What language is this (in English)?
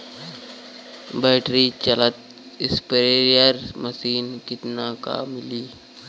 Bhojpuri